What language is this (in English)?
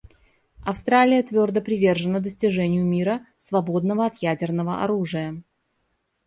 Russian